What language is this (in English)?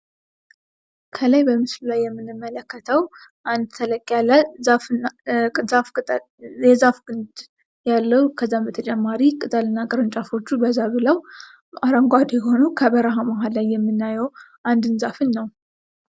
Amharic